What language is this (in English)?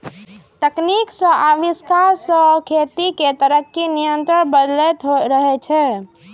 Maithili